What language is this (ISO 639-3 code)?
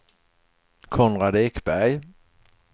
swe